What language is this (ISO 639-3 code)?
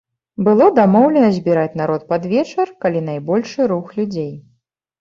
bel